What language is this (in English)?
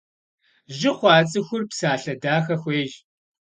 Kabardian